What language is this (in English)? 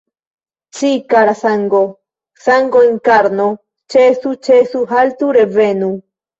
Esperanto